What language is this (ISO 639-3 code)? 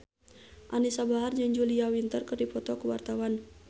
sun